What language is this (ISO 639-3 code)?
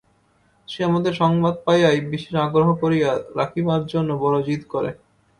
ben